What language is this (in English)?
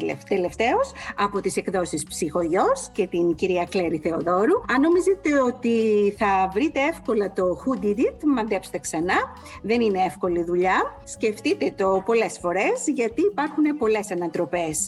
Greek